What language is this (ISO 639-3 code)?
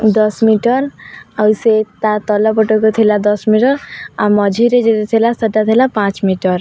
ori